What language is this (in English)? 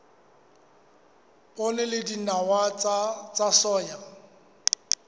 Southern Sotho